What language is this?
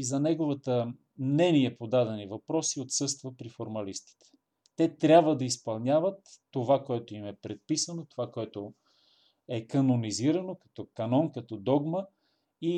Bulgarian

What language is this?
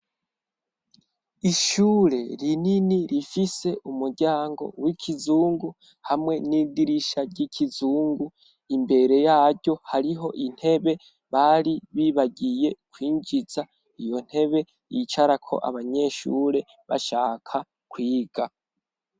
Rundi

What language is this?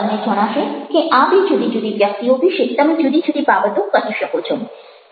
Gujarati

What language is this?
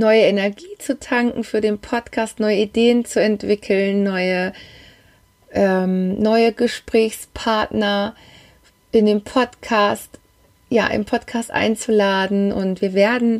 German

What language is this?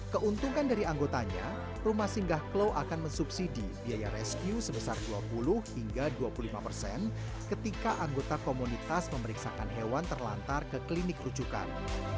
Indonesian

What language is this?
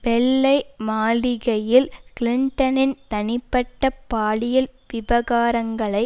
Tamil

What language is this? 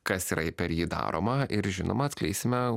Lithuanian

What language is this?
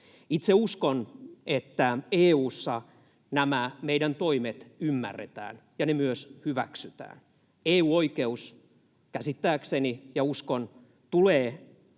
Finnish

